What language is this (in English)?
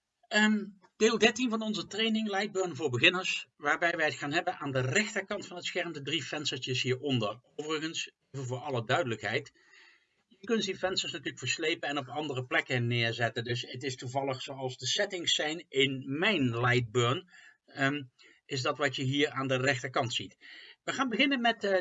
Dutch